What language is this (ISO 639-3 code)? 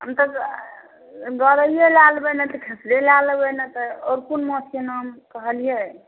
mai